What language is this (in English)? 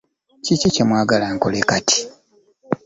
Ganda